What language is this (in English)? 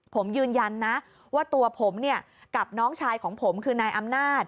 Thai